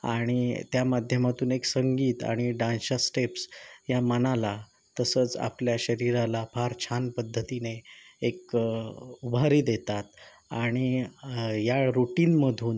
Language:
Marathi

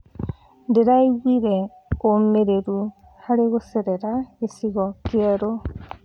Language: Kikuyu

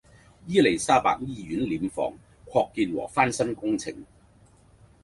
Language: Cantonese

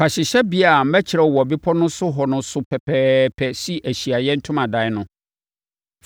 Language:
Akan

